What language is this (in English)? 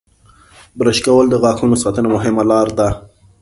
Pashto